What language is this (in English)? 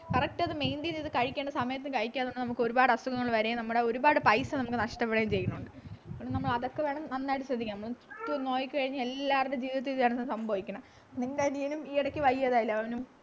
Malayalam